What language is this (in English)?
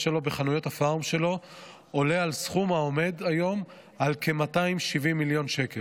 Hebrew